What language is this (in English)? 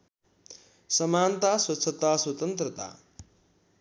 Nepali